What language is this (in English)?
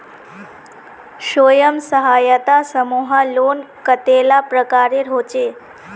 Magahi